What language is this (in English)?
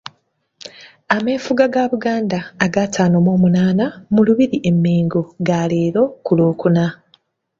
Ganda